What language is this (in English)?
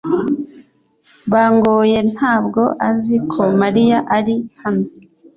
Kinyarwanda